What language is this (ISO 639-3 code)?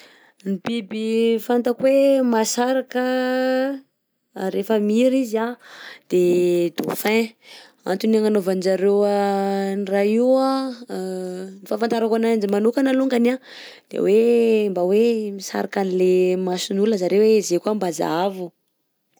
bzc